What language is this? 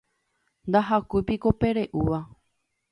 Guarani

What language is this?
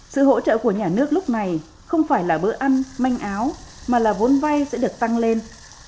Vietnamese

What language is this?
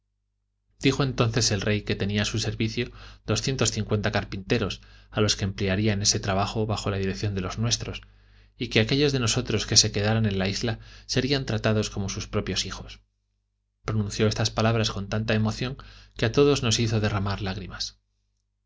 Spanish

